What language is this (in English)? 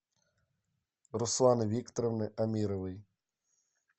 Russian